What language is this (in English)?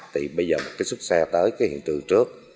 Vietnamese